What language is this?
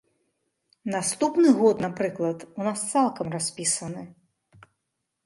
Belarusian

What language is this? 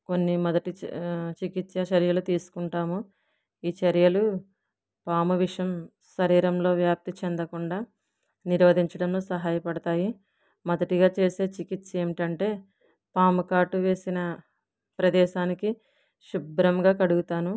Telugu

